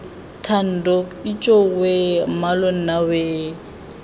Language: Tswana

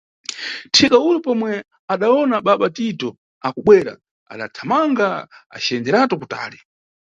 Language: Nyungwe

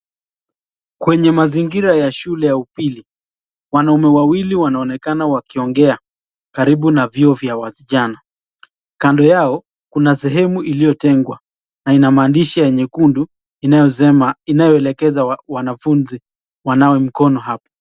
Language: Swahili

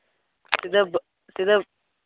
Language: Santali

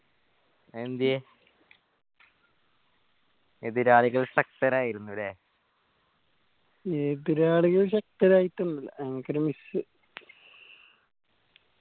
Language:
Malayalam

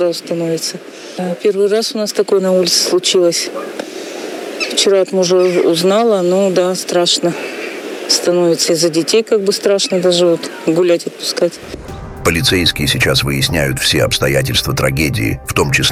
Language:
Russian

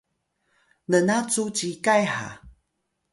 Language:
Atayal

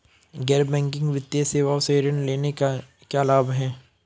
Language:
Hindi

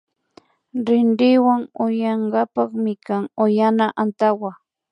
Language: Imbabura Highland Quichua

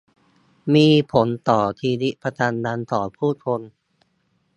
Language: Thai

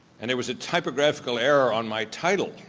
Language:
English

